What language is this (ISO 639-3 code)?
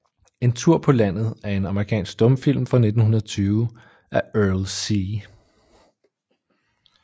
dan